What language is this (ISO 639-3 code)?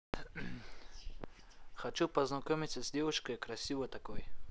rus